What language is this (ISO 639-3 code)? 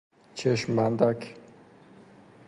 fas